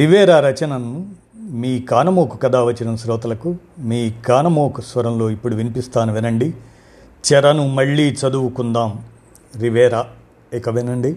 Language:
Telugu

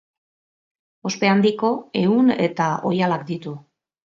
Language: Basque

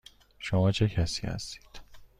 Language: Persian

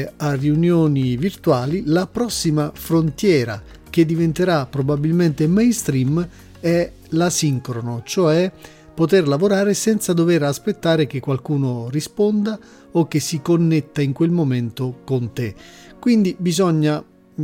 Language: Italian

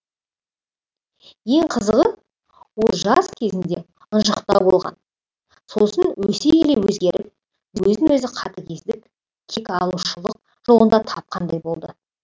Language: Kazakh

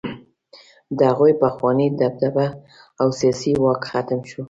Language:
Pashto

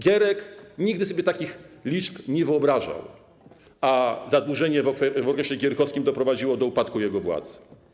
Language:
Polish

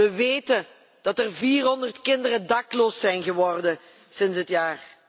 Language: Dutch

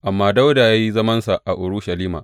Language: Hausa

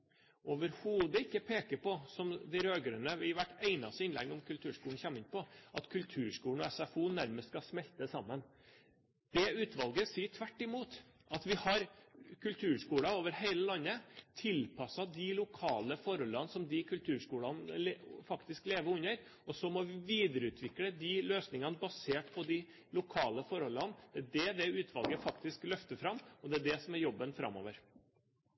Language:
Norwegian Bokmål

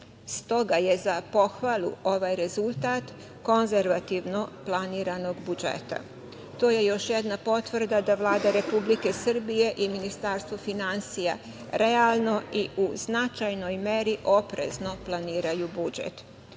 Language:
Serbian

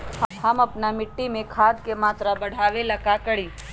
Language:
Magahi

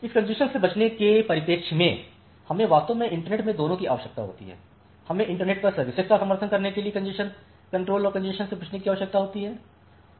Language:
Hindi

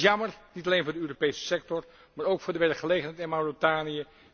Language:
Dutch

